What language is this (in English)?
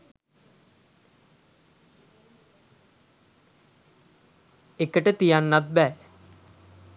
Sinhala